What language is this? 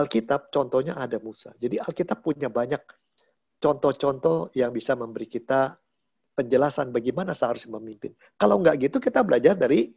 Indonesian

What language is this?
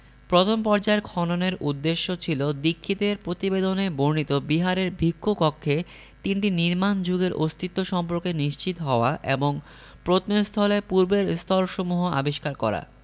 Bangla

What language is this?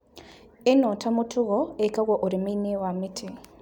Kikuyu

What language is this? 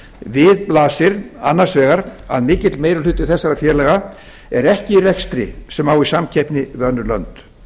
Icelandic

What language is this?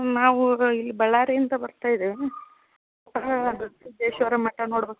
Kannada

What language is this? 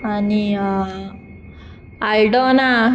Konkani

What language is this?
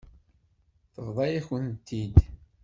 Kabyle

